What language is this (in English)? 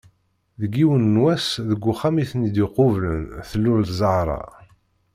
Kabyle